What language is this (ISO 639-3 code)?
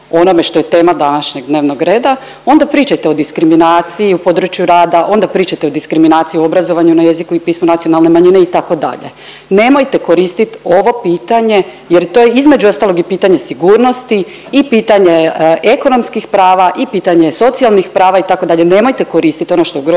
hrv